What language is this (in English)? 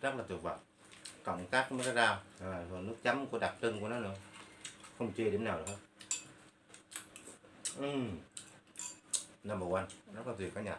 Vietnamese